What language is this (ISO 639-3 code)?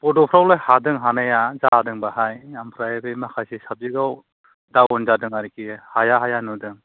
brx